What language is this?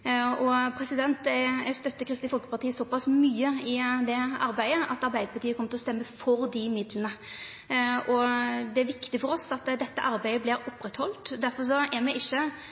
Norwegian Nynorsk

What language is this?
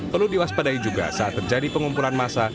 Indonesian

